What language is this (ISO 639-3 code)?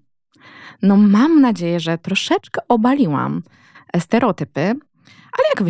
pol